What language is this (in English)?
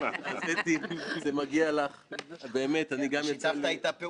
Hebrew